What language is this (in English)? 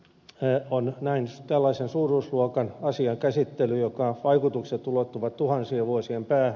Finnish